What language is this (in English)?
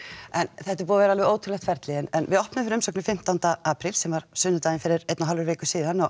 Icelandic